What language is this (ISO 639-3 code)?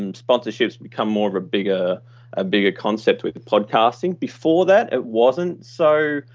eng